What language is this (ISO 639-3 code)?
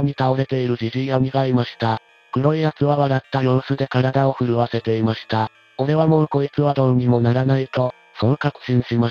jpn